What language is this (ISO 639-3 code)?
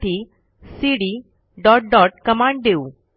mar